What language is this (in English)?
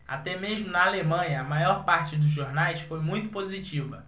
Portuguese